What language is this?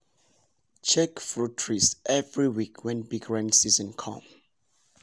Nigerian Pidgin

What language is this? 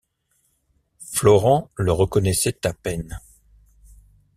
French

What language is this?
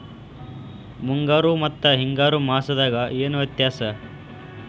Kannada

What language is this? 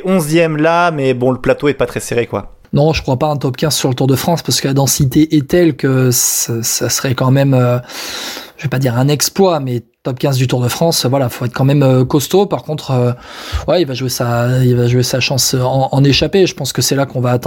French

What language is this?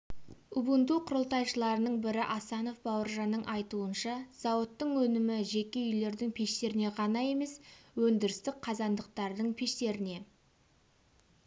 Kazakh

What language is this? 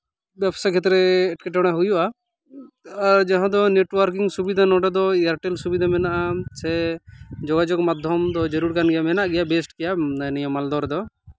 Santali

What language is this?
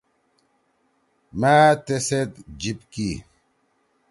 Torwali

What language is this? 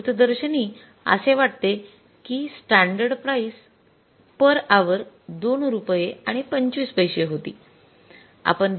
Marathi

